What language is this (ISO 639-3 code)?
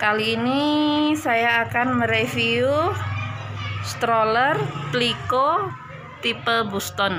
ind